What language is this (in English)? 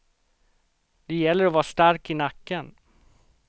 Swedish